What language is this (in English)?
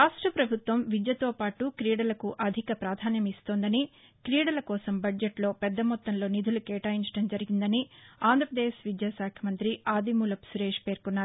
Telugu